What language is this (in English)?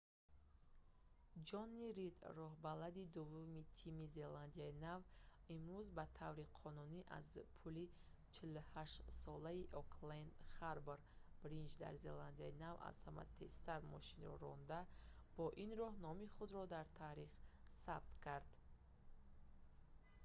Tajik